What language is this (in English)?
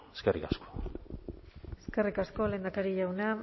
Basque